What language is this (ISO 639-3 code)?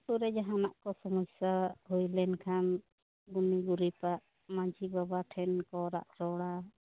sat